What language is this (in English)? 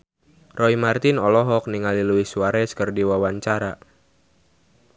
Sundanese